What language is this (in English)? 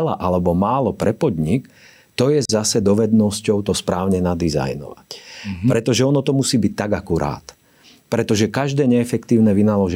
Slovak